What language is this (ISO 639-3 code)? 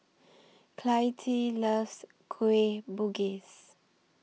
eng